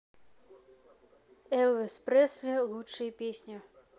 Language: Russian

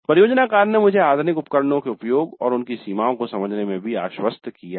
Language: Hindi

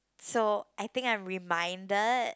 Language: English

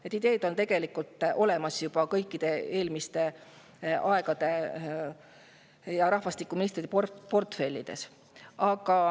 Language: Estonian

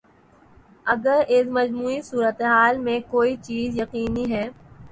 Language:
Urdu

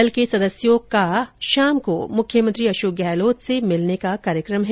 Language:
Hindi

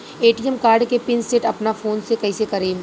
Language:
Bhojpuri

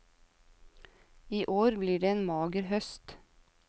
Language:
Norwegian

